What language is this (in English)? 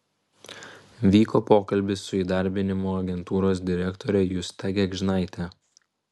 Lithuanian